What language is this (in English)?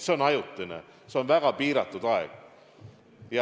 Estonian